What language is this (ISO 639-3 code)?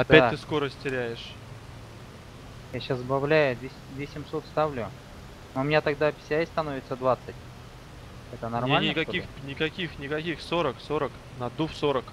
rus